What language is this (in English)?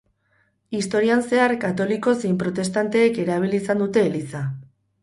Basque